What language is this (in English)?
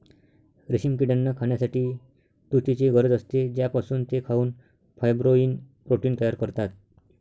Marathi